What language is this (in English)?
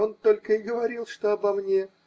Russian